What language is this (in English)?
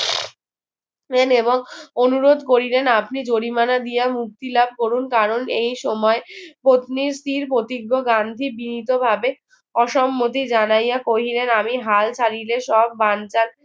Bangla